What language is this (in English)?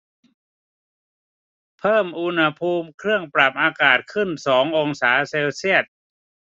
Thai